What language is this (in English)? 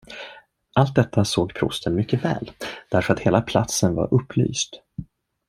Swedish